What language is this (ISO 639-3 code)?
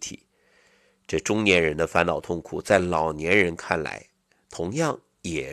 zho